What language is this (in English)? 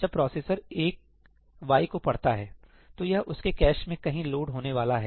Hindi